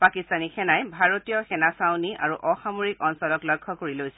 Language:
Assamese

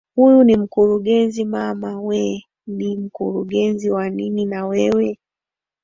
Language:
Swahili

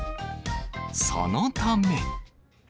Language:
Japanese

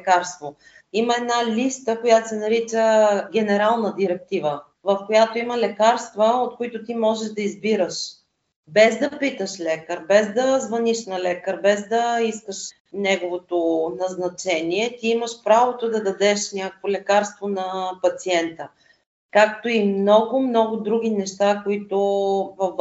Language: Bulgarian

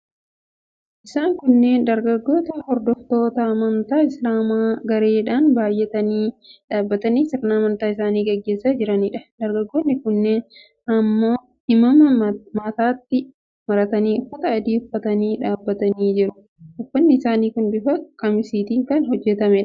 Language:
Oromo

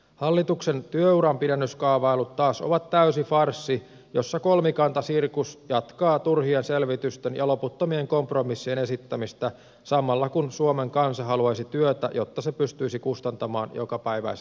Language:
Finnish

